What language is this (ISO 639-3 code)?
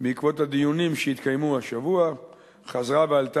heb